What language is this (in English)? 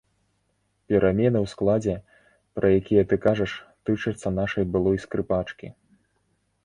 Belarusian